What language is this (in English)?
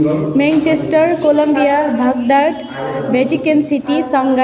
Nepali